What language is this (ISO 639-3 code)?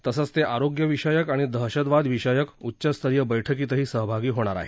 mar